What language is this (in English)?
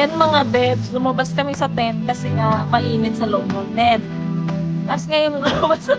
Filipino